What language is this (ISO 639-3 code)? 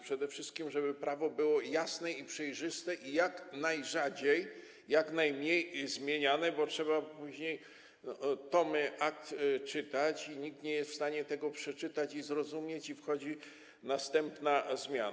pol